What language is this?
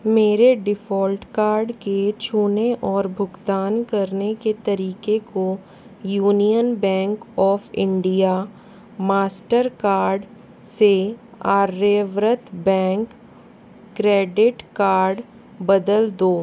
Hindi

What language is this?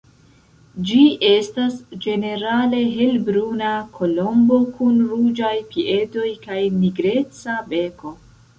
Esperanto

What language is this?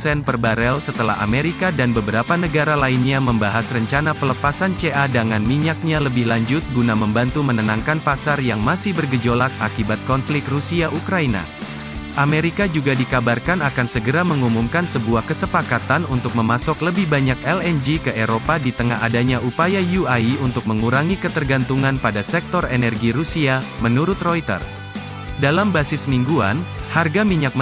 Indonesian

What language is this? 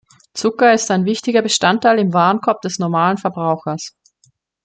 German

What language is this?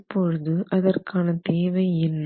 Tamil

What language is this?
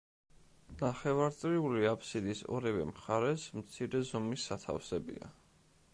Georgian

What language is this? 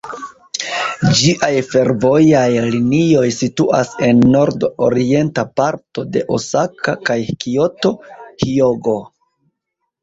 Esperanto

